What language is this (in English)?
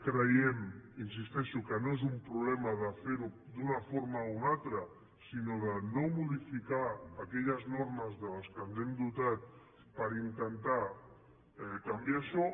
Catalan